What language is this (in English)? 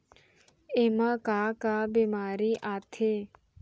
Chhattisgarhi